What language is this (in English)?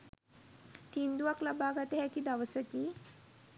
Sinhala